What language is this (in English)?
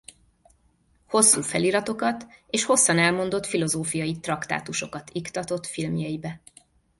Hungarian